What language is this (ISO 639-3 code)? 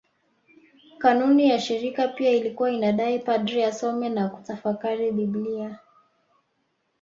swa